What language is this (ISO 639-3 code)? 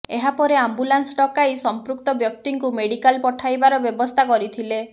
ori